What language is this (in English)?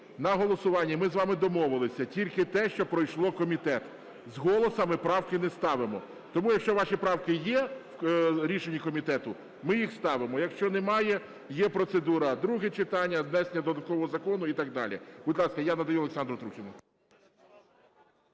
Ukrainian